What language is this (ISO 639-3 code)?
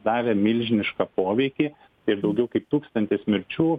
lit